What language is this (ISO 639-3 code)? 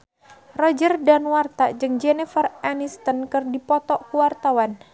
sun